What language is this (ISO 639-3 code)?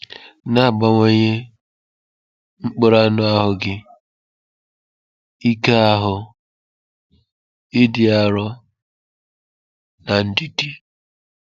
ibo